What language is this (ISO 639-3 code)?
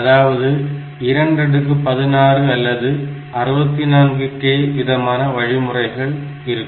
tam